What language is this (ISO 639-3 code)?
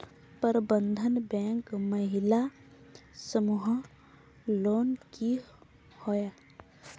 mag